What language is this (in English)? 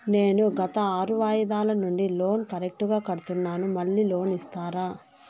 Telugu